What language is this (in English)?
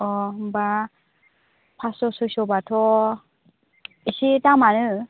Bodo